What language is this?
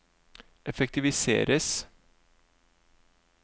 Norwegian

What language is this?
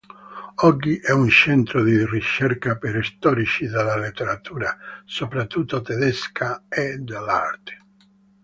Italian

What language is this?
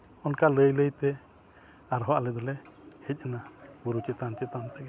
Santali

